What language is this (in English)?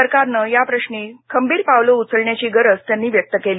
Marathi